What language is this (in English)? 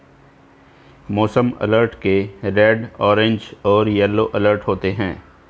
Hindi